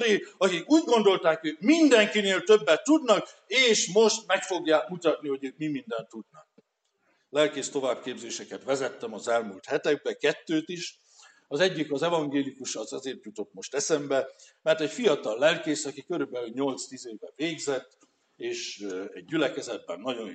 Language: Hungarian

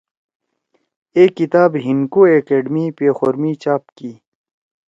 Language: Torwali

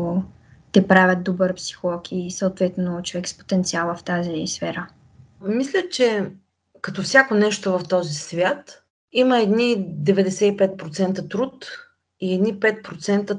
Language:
Bulgarian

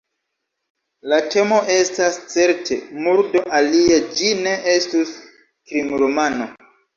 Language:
Esperanto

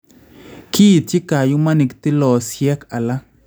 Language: Kalenjin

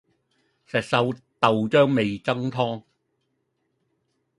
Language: Cantonese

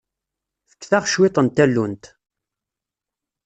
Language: Kabyle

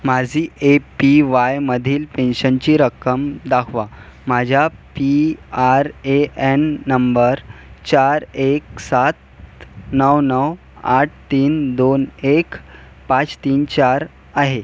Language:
Marathi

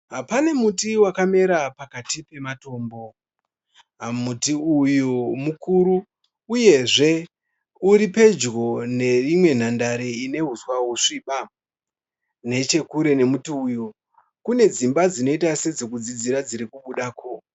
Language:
Shona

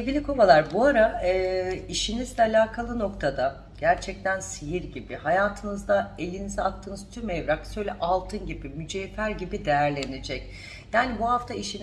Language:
Turkish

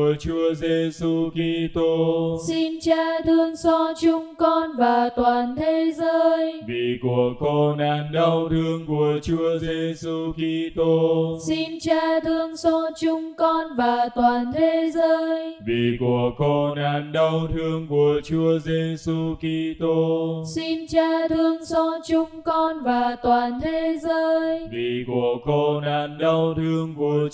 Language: Vietnamese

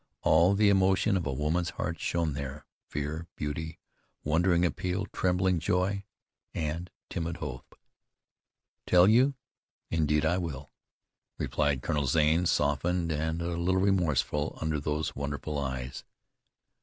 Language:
English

